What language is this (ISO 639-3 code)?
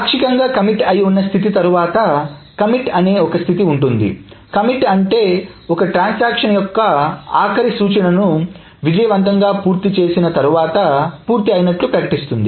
tel